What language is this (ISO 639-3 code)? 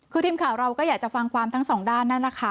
tha